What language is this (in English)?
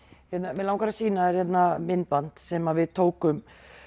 Icelandic